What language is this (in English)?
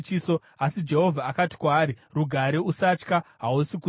Shona